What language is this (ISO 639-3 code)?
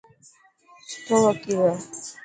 mki